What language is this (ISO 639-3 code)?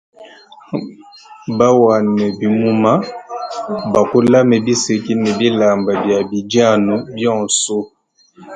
lua